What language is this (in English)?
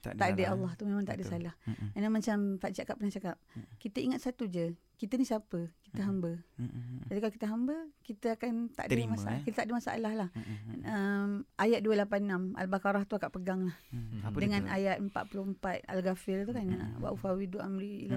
Malay